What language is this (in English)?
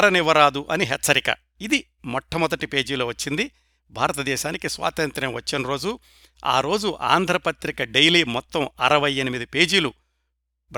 Telugu